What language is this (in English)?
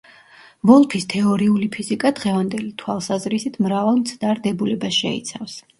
Georgian